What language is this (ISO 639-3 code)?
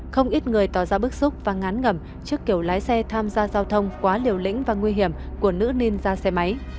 vie